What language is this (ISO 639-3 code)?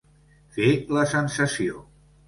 cat